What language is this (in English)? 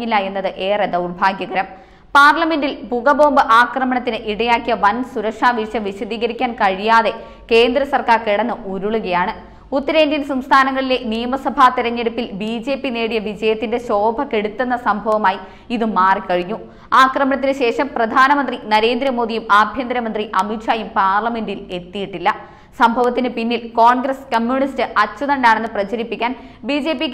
Malayalam